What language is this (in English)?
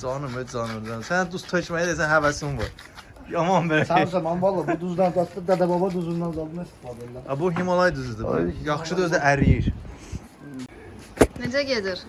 Turkish